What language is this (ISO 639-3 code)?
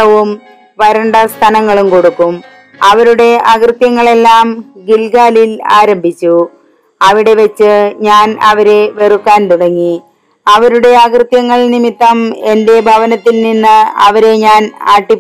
mal